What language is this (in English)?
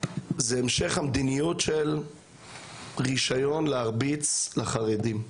Hebrew